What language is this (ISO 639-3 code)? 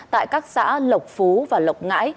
vie